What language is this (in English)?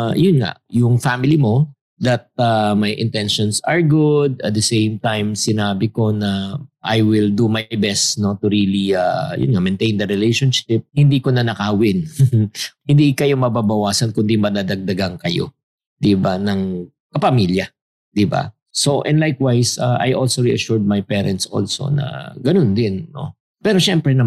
Filipino